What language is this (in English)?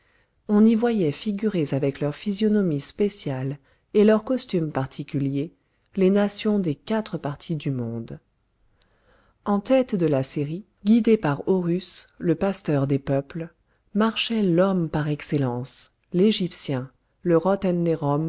French